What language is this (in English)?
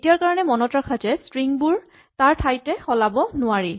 Assamese